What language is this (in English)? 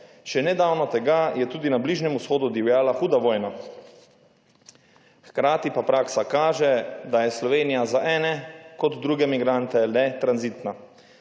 Slovenian